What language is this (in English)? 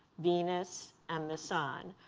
English